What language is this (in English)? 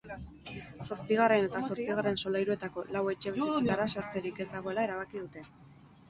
Basque